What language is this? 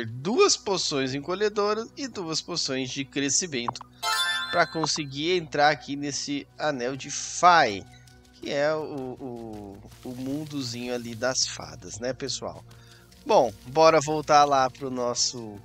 Portuguese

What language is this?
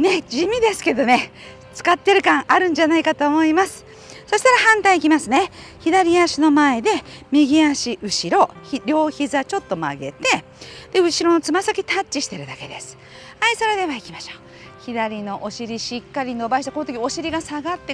Japanese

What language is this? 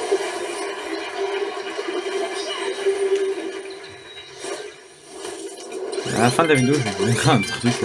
French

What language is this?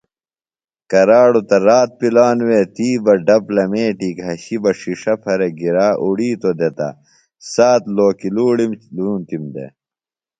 Phalura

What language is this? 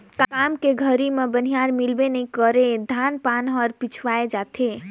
Chhattisgarhi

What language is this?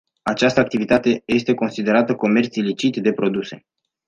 Romanian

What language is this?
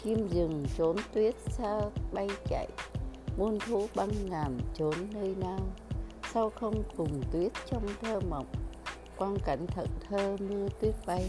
Vietnamese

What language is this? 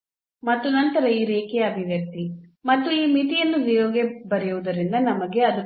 Kannada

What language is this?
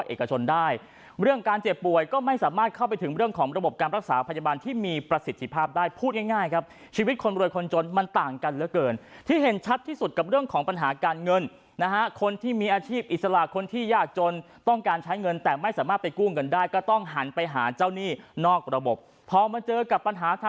Thai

